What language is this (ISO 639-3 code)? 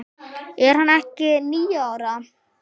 isl